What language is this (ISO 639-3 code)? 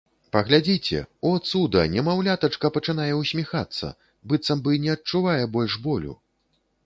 bel